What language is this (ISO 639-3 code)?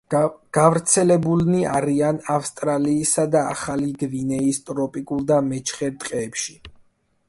kat